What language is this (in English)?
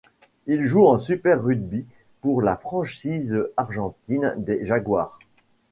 French